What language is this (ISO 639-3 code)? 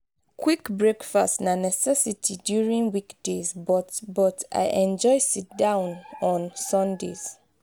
pcm